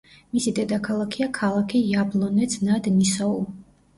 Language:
Georgian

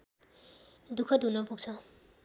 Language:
Nepali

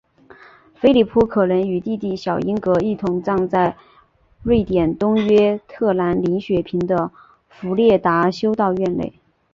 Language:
Chinese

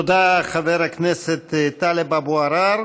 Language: Hebrew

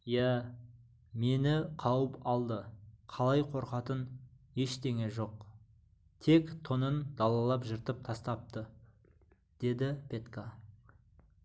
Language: Kazakh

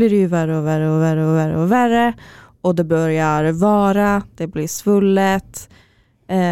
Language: Swedish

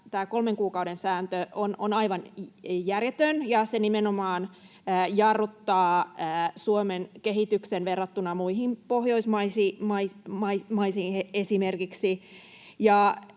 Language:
Finnish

